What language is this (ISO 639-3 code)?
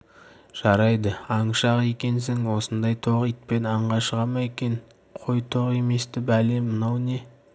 kaz